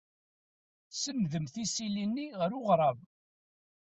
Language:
Kabyle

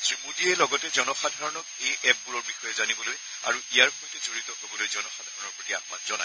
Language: Assamese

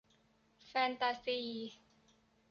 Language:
Thai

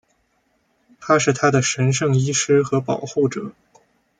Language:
Chinese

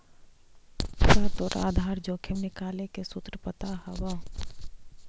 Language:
Magahi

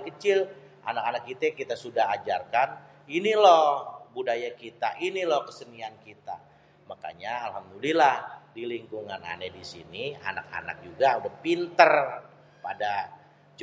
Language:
Betawi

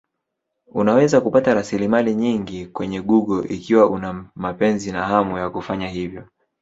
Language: Swahili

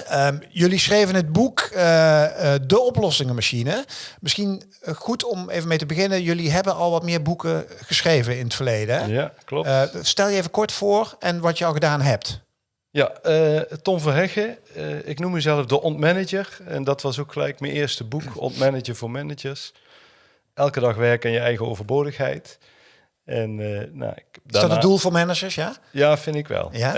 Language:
Dutch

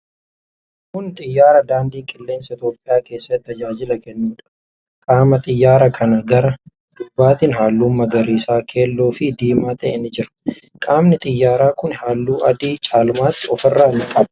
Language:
Oromo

